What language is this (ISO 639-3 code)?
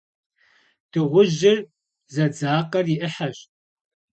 kbd